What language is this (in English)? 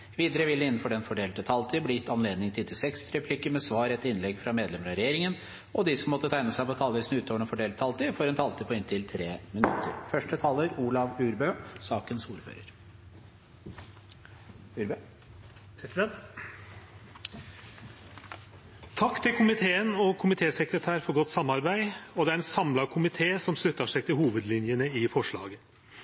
Norwegian